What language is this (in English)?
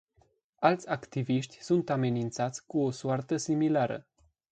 Romanian